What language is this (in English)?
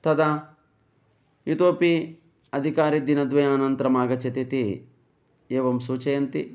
Sanskrit